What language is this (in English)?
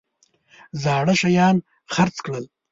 Pashto